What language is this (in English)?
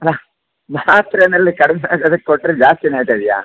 Kannada